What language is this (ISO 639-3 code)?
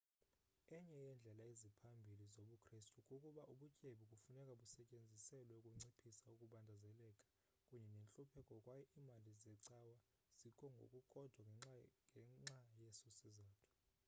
xho